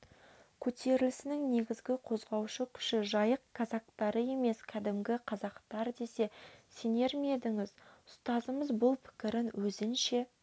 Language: Kazakh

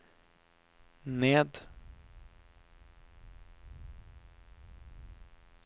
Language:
Norwegian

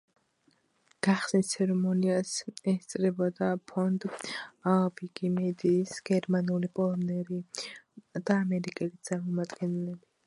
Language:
Georgian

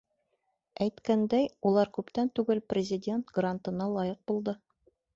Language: Bashkir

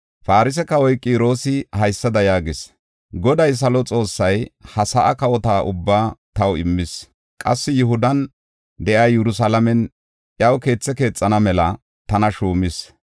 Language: Gofa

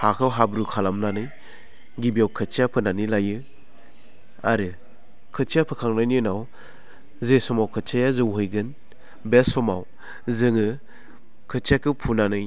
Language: Bodo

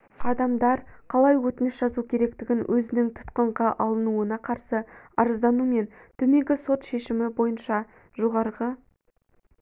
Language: Kazakh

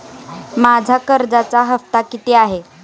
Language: Marathi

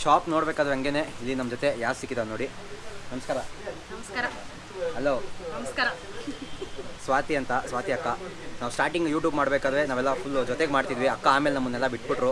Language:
Kannada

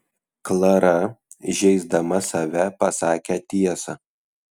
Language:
Lithuanian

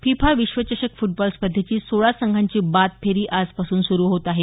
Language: Marathi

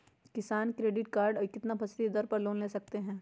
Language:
Magahi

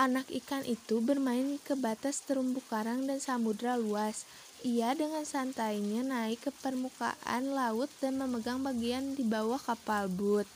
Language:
Indonesian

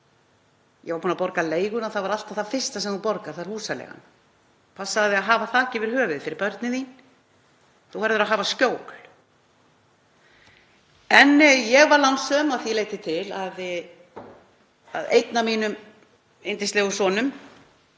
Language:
Icelandic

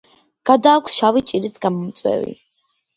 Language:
Georgian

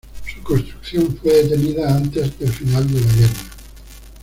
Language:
Spanish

